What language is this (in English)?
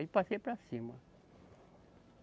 Portuguese